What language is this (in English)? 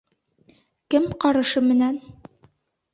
Bashkir